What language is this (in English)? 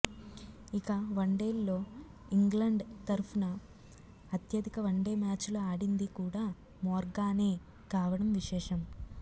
Telugu